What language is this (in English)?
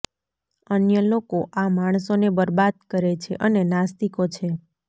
Gujarati